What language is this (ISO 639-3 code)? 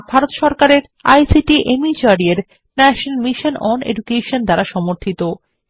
ben